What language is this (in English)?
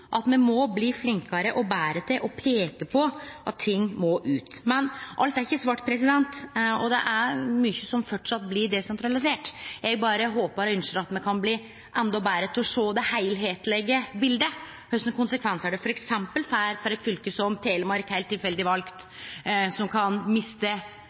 Norwegian Nynorsk